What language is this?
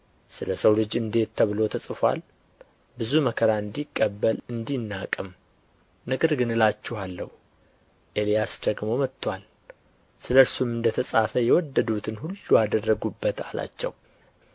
Amharic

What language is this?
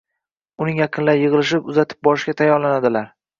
Uzbek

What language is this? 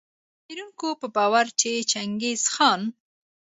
Pashto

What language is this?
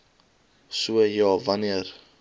Afrikaans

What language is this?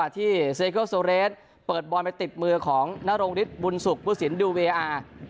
Thai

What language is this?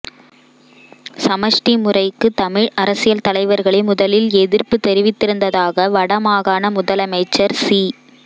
Tamil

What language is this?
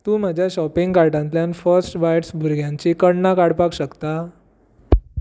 Konkani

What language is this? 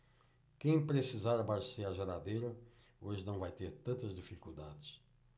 Portuguese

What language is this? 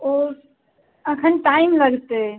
Maithili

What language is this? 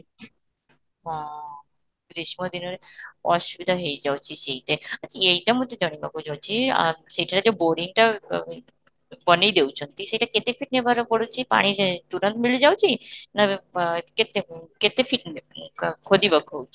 Odia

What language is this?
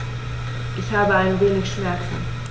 German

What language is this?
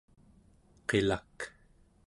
Central Yupik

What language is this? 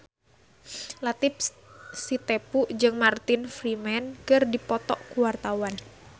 Sundanese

